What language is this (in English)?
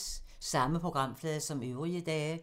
Danish